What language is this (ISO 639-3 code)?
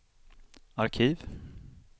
swe